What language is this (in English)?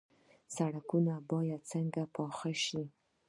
Pashto